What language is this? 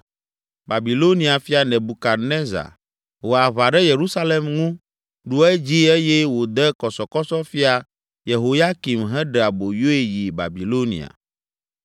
Ewe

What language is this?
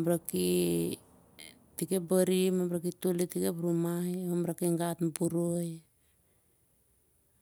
Siar-Lak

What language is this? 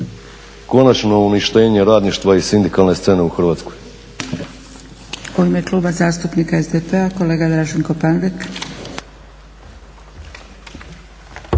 Croatian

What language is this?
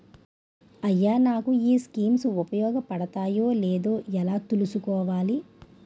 Telugu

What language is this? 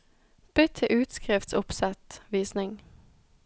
Norwegian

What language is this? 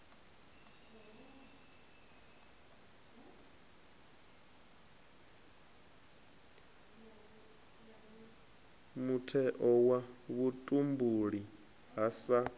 Venda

